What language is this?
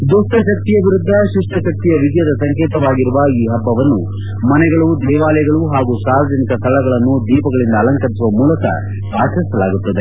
Kannada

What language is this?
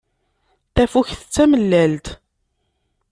Kabyle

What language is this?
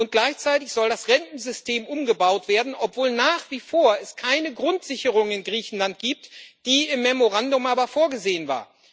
German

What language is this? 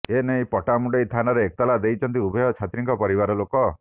Odia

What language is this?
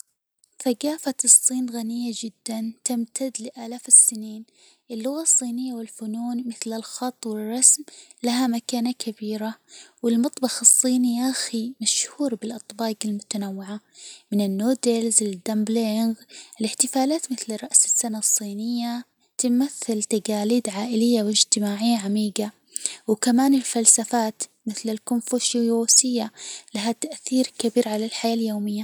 Hijazi Arabic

